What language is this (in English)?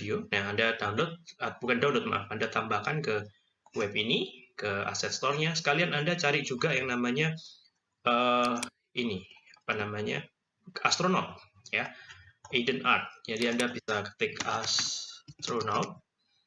Indonesian